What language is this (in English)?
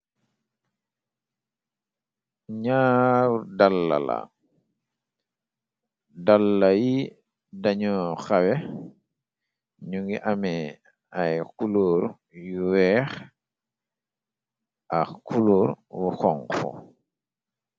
Wolof